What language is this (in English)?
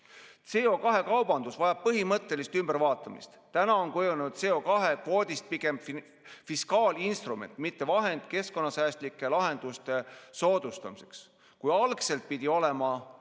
Estonian